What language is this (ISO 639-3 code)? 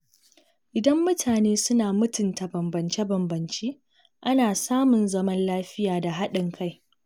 hau